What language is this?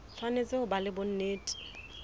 Southern Sotho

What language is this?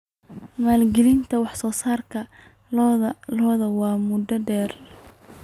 Somali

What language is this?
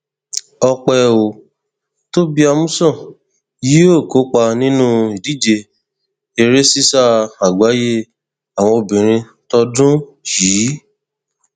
Yoruba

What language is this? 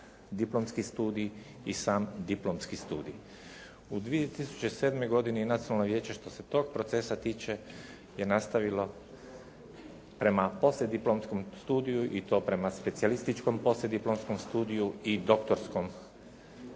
Croatian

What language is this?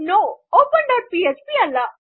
Kannada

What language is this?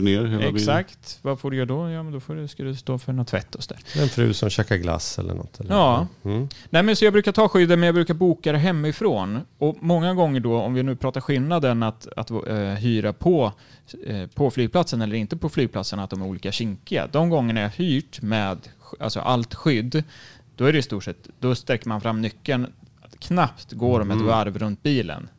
Swedish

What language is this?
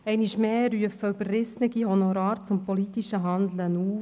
Swiss German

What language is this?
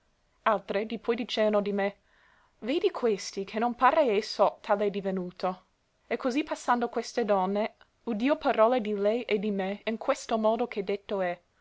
Italian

